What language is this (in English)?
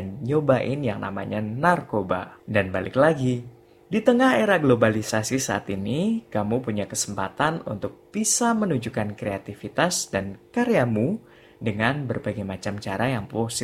Indonesian